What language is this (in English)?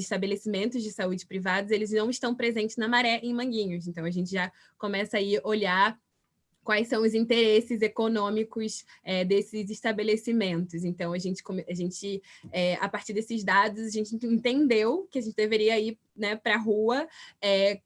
Portuguese